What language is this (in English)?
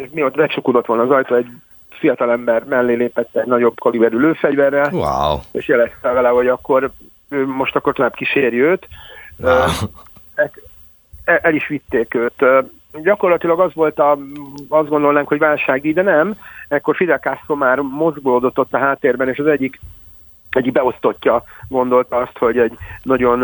Hungarian